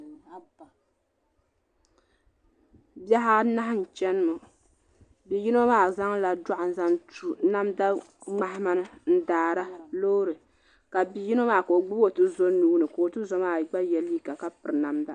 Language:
Dagbani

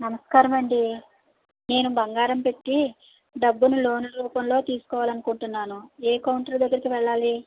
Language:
Telugu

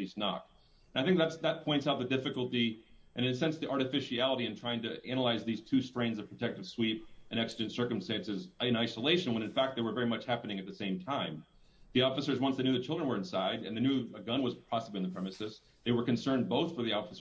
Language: English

